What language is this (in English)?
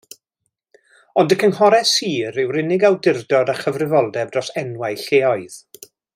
Welsh